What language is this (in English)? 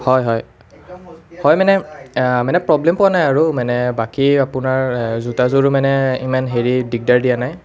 Assamese